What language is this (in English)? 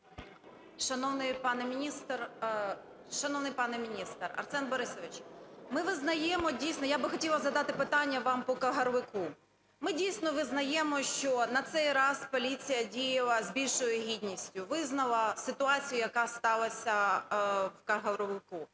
Ukrainian